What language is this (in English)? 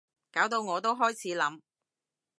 Cantonese